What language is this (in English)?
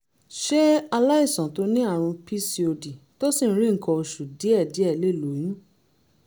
Yoruba